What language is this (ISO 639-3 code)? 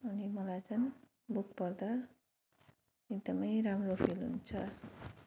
nep